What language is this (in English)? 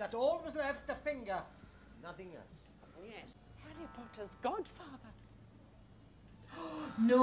English